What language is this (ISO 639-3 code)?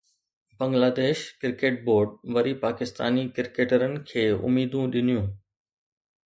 snd